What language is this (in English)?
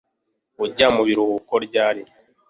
Kinyarwanda